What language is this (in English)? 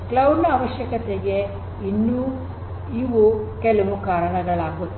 Kannada